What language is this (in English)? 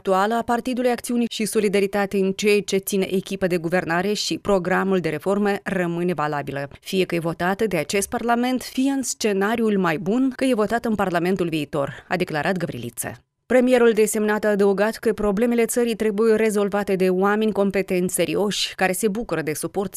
Romanian